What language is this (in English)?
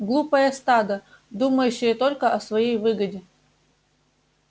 Russian